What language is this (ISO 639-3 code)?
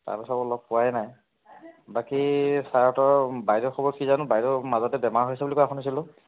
asm